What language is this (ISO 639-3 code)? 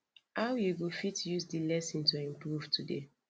pcm